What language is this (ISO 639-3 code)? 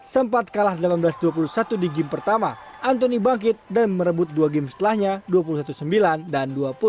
ind